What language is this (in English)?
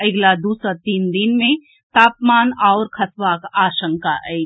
Maithili